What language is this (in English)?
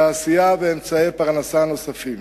Hebrew